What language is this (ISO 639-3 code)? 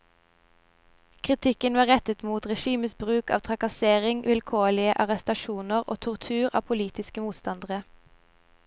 nor